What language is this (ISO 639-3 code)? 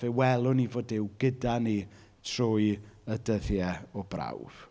cym